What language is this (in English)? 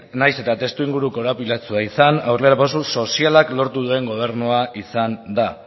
Basque